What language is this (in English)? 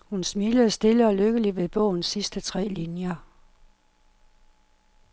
Danish